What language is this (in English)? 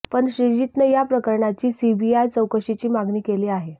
Marathi